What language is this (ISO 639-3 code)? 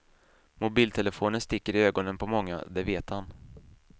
swe